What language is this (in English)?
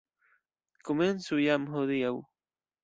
Esperanto